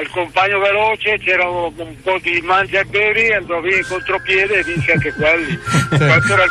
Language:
Italian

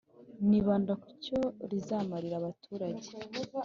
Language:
Kinyarwanda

